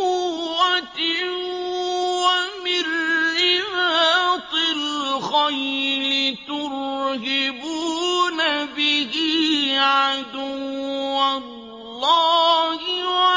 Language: Arabic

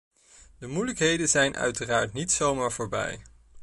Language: Dutch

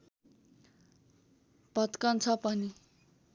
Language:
Nepali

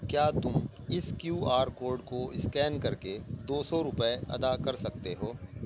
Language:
Urdu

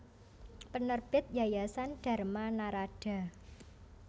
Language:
Javanese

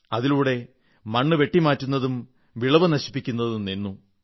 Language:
Malayalam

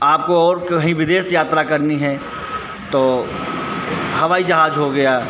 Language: Hindi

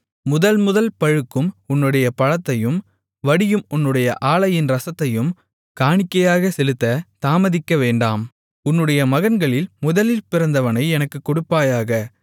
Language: Tamil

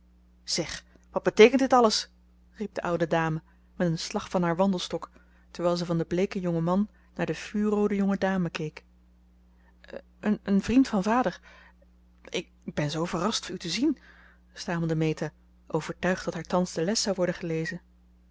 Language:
Dutch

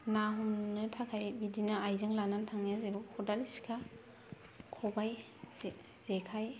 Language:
Bodo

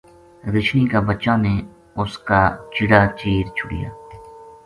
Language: Gujari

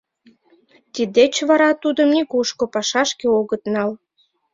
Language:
Mari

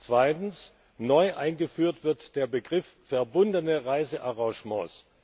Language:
German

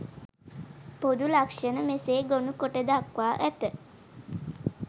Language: Sinhala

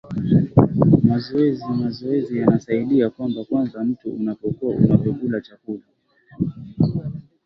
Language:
Swahili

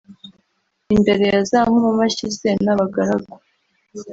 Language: Kinyarwanda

